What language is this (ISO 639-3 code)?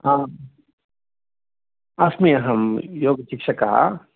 san